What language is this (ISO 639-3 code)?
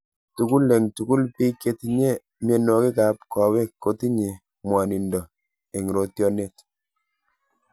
kln